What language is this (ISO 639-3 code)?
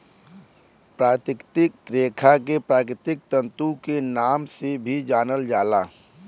bho